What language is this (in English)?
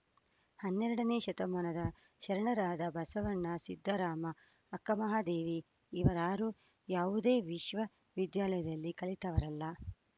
Kannada